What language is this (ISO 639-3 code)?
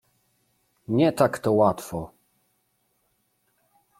pol